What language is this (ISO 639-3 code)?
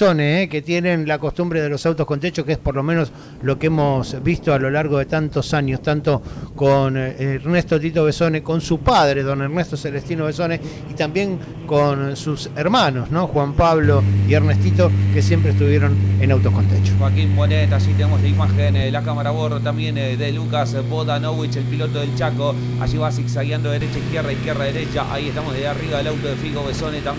spa